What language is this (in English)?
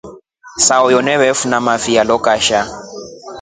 Rombo